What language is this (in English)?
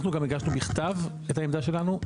Hebrew